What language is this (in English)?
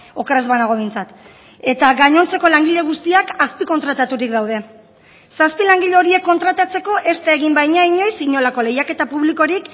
Basque